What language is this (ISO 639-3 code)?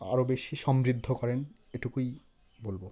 ben